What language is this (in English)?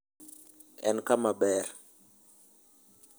Luo (Kenya and Tanzania)